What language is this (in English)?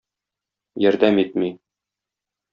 Tatar